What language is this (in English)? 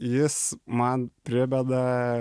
Lithuanian